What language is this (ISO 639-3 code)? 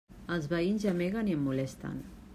cat